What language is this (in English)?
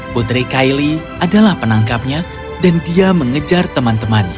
Indonesian